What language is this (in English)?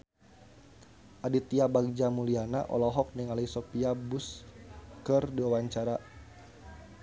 Sundanese